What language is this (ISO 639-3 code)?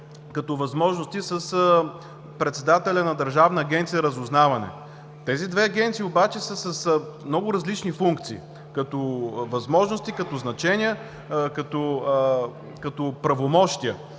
bul